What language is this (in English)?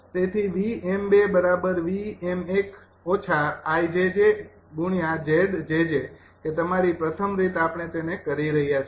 Gujarati